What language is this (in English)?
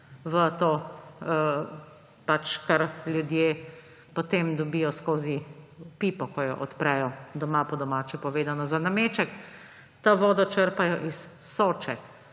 Slovenian